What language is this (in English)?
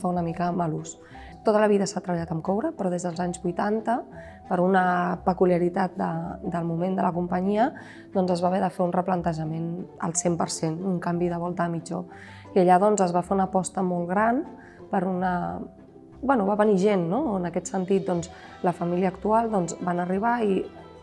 Catalan